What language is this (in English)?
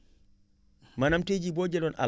Wolof